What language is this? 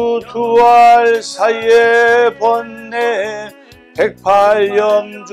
Korean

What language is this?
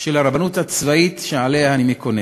Hebrew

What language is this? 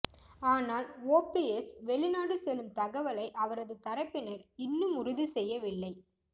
Tamil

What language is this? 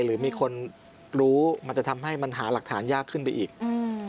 Thai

